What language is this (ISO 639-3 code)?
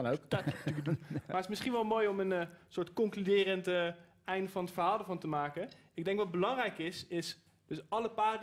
nld